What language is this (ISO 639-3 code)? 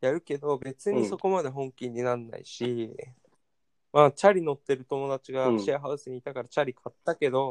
jpn